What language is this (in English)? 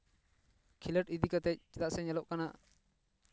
Santali